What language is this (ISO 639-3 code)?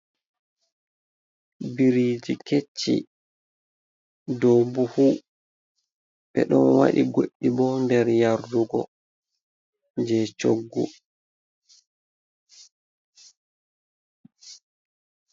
ful